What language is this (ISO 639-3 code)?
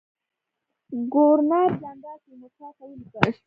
pus